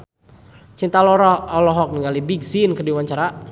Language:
Sundanese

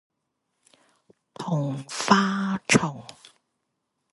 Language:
Chinese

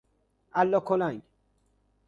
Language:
Persian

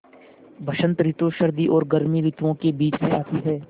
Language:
Hindi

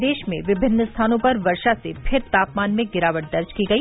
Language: Hindi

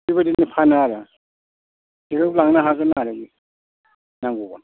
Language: Bodo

